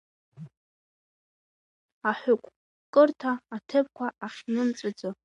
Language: Abkhazian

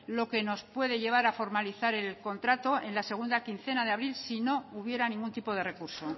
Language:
Spanish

